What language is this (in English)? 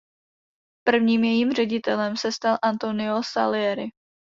Czech